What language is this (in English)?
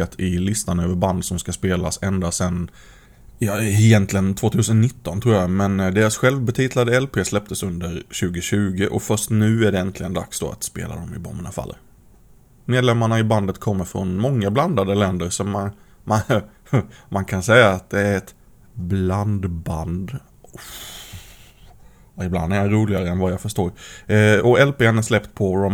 Swedish